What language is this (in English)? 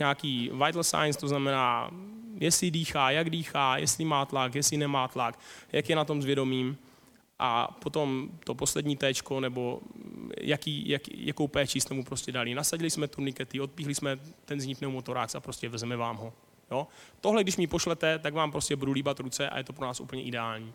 Czech